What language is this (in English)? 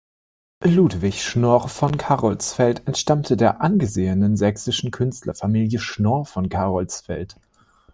German